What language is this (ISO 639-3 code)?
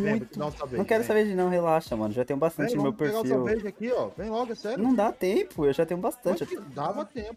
por